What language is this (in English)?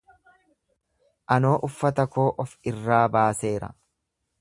Oromo